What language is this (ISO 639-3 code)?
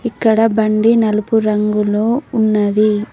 tel